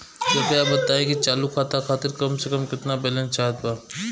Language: Bhojpuri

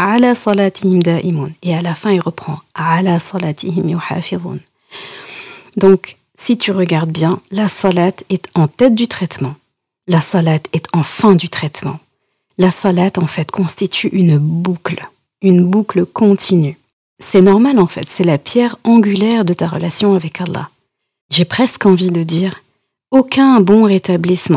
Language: French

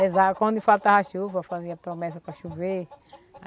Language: Portuguese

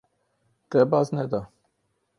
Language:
Kurdish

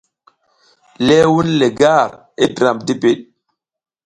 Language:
South Giziga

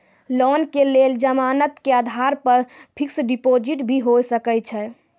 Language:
Maithili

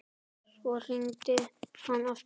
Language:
Icelandic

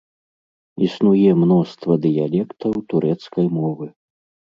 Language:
Belarusian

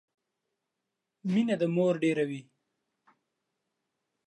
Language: Pashto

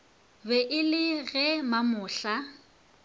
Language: Northern Sotho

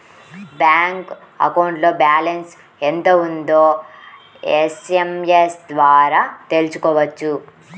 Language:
Telugu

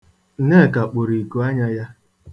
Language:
Igbo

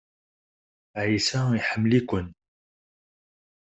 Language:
Kabyle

